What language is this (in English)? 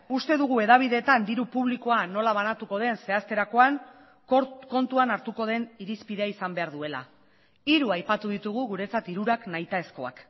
Basque